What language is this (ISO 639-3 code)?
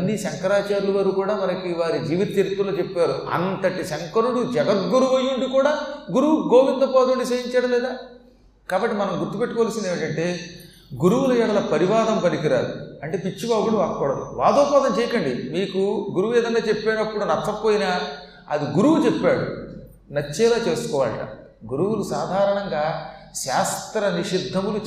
tel